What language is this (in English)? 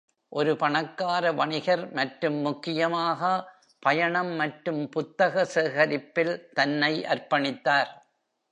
Tamil